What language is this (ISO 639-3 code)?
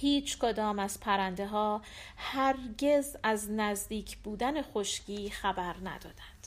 fas